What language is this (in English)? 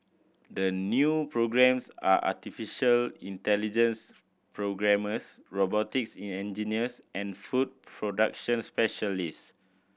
English